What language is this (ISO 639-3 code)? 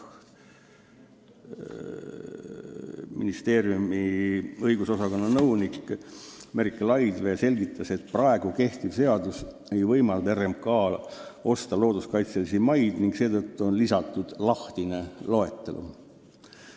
est